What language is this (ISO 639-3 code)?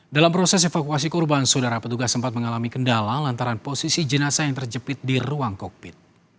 ind